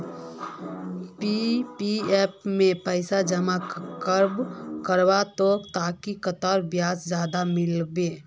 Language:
Magahi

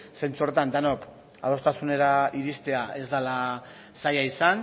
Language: Basque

